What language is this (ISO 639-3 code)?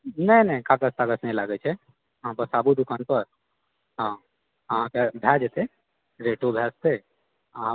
mai